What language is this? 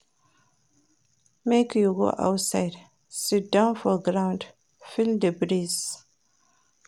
Nigerian Pidgin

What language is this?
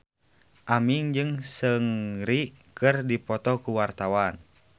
Sundanese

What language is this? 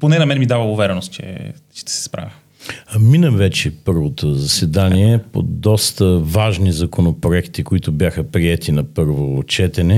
Bulgarian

